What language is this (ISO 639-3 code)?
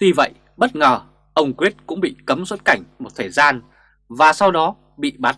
vie